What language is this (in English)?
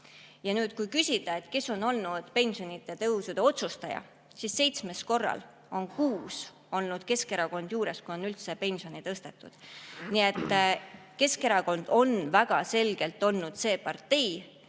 Estonian